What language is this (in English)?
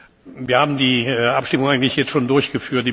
German